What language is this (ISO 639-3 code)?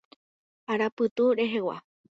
grn